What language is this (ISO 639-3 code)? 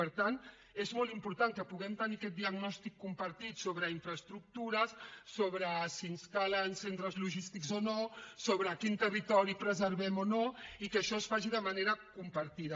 cat